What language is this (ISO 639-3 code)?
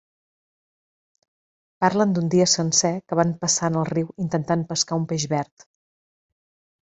cat